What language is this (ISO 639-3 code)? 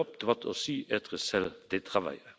fra